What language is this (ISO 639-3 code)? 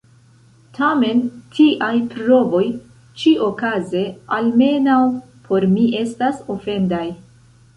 epo